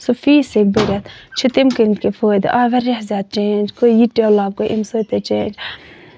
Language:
Kashmiri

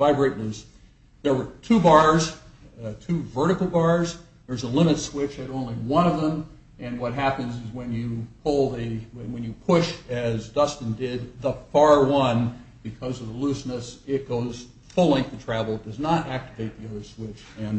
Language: English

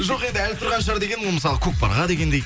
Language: Kazakh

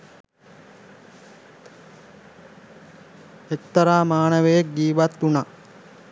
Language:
Sinhala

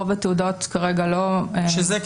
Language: Hebrew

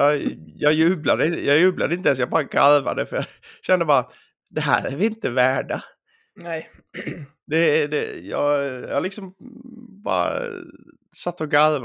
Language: Swedish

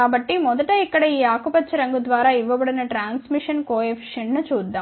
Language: Telugu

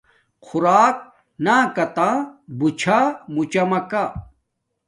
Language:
Domaaki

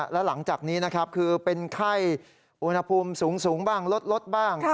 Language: Thai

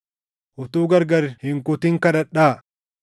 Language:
Oromo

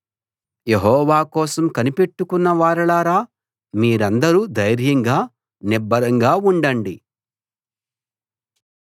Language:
Telugu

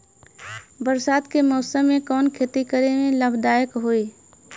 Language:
Bhojpuri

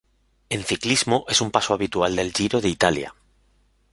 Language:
Spanish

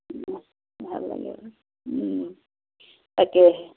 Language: Assamese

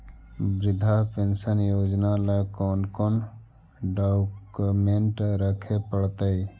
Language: Magahi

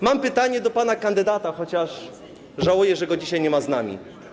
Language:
Polish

